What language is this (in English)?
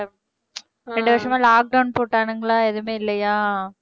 Tamil